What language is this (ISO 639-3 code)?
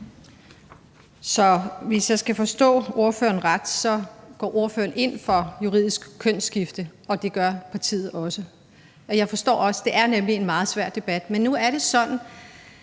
dan